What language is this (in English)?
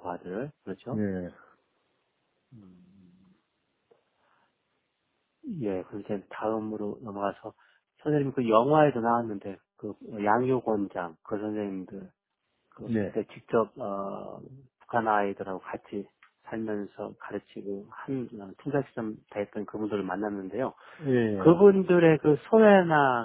Korean